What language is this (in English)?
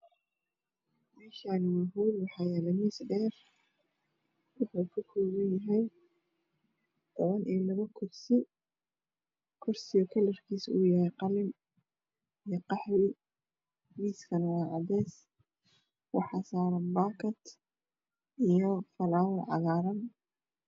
Somali